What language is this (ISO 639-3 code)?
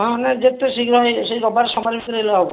ori